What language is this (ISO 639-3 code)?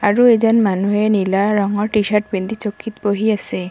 asm